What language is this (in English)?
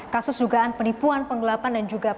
Indonesian